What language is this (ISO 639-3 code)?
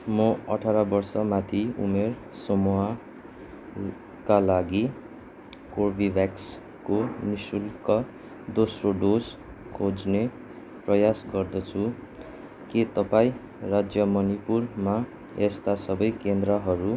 nep